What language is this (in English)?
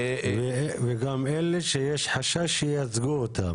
Hebrew